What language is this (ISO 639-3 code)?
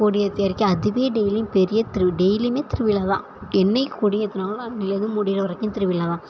tam